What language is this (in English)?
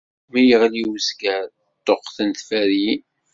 Kabyle